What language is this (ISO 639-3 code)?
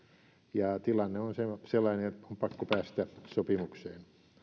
fin